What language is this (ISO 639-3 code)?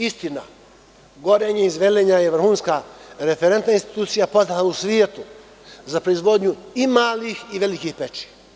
srp